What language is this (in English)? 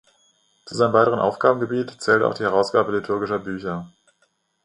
German